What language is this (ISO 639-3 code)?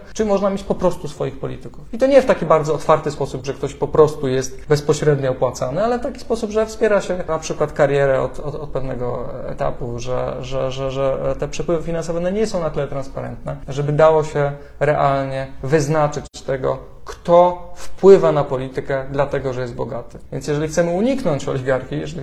pol